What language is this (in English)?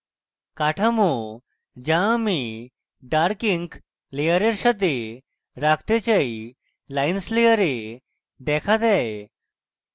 Bangla